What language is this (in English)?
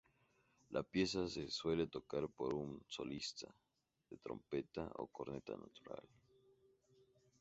Spanish